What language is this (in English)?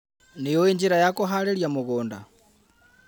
Kikuyu